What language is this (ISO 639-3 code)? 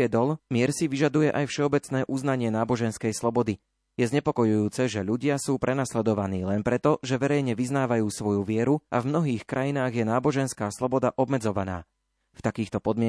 slk